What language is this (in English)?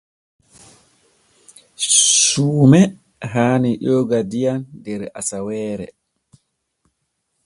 Borgu Fulfulde